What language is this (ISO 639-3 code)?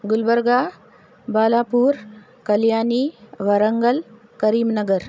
urd